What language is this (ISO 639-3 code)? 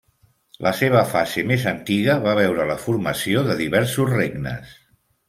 cat